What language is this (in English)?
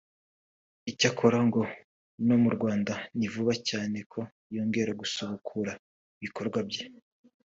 Kinyarwanda